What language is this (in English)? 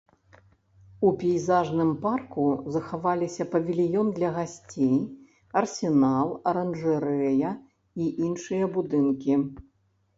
Belarusian